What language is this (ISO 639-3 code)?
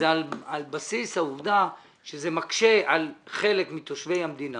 heb